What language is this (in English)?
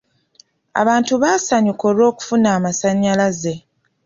Ganda